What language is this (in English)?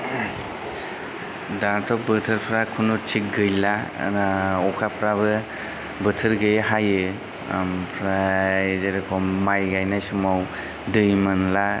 Bodo